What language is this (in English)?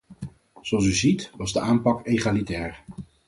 Dutch